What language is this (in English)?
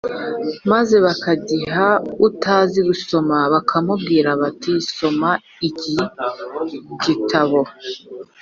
Kinyarwanda